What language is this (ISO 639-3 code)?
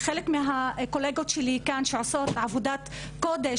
heb